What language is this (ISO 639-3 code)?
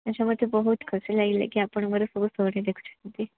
ori